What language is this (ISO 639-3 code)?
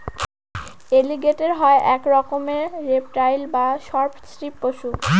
ben